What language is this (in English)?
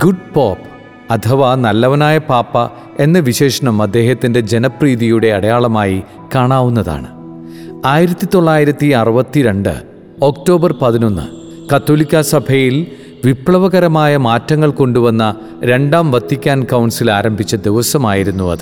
Malayalam